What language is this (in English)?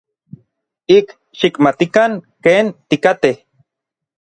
Orizaba Nahuatl